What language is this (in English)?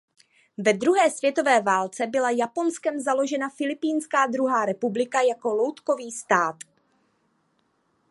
Czech